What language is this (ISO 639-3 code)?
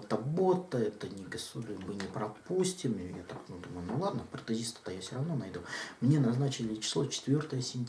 rus